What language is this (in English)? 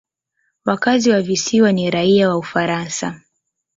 Swahili